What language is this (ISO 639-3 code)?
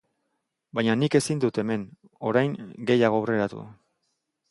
eus